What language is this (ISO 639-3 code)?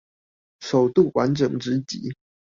zho